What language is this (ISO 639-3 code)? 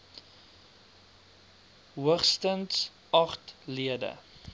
afr